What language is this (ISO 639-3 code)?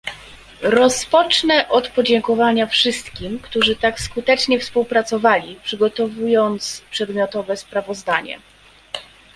pol